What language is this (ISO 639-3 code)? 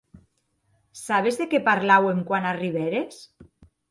oci